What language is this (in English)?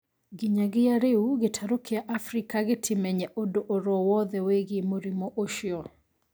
Kikuyu